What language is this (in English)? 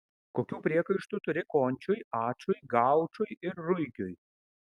Lithuanian